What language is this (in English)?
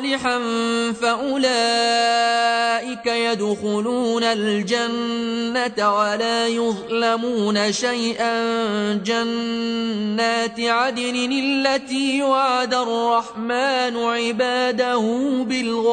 Arabic